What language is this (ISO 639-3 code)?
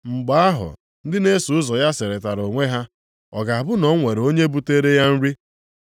ibo